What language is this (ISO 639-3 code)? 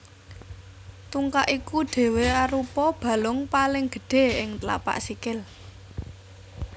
jav